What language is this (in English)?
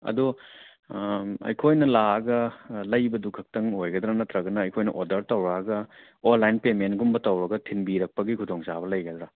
Manipuri